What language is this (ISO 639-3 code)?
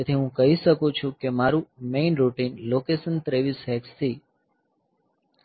guj